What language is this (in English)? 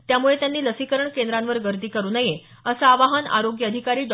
Marathi